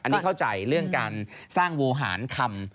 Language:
Thai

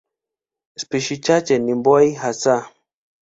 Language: Swahili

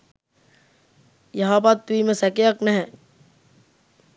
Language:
Sinhala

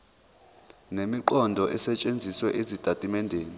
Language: Zulu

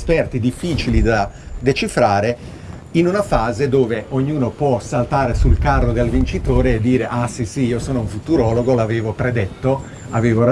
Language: Italian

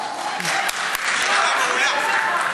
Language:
Hebrew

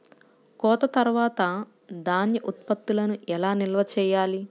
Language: Telugu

